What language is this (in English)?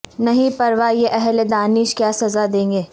Urdu